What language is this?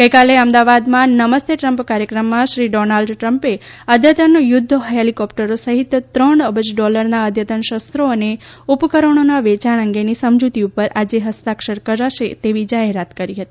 Gujarati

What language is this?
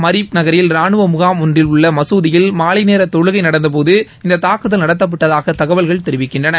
Tamil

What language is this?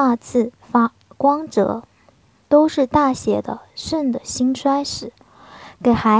Chinese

